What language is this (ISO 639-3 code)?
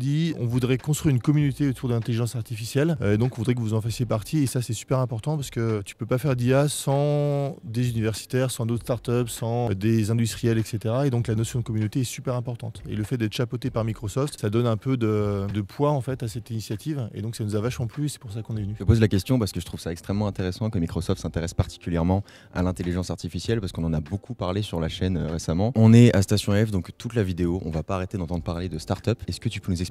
fra